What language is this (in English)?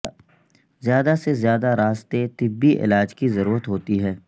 Urdu